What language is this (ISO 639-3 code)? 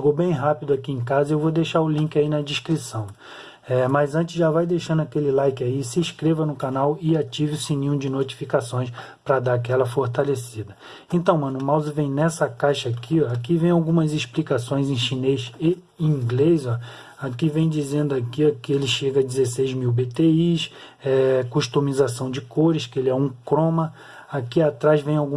por